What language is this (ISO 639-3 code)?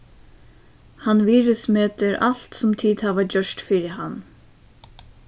fao